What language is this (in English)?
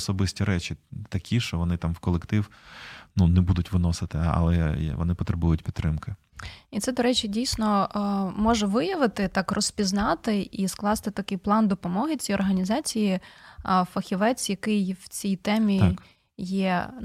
Ukrainian